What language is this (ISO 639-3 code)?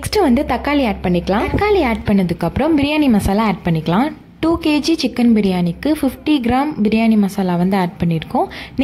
tam